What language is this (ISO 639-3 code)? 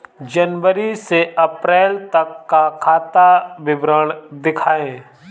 hin